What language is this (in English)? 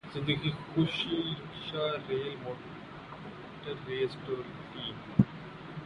Urdu